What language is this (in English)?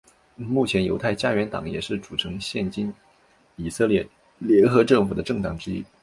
Chinese